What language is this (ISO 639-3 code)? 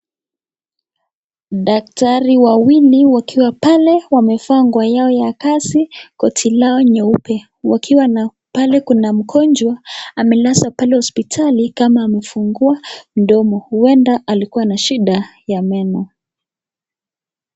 swa